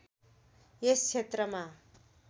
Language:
Nepali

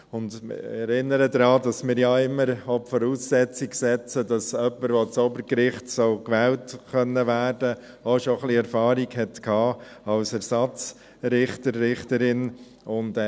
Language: Swiss German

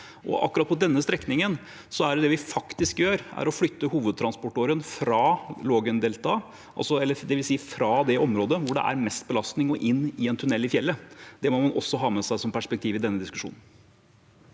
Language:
Norwegian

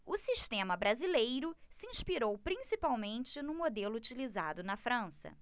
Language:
Portuguese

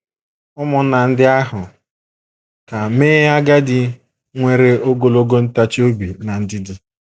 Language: Igbo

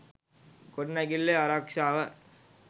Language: Sinhala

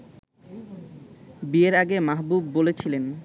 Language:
Bangla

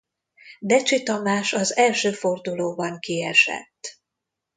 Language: Hungarian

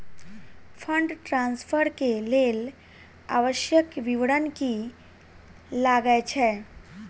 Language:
Maithili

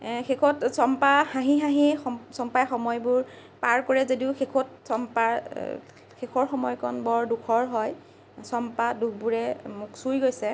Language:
Assamese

